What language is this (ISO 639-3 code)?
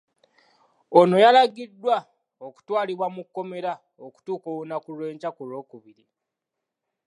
lug